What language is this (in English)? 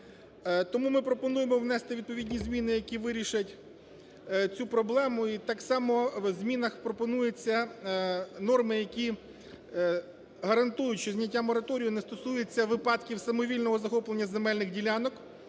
Ukrainian